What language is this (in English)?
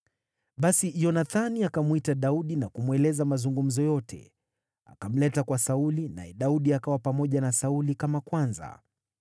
Swahili